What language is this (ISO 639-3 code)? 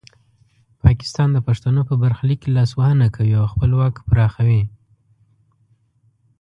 pus